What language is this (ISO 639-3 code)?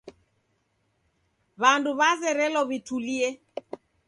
dav